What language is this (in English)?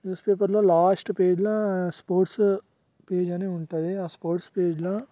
Telugu